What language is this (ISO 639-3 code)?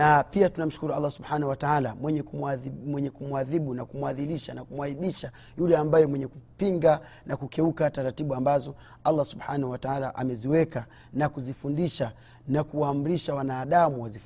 swa